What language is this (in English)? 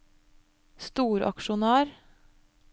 Norwegian